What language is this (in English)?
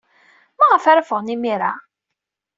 Kabyle